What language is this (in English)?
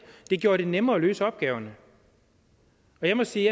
Danish